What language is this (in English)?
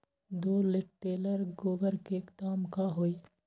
Magahi